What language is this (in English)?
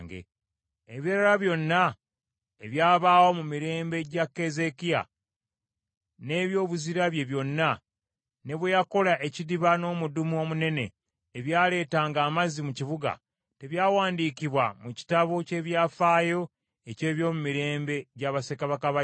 Ganda